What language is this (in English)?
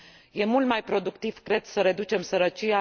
Romanian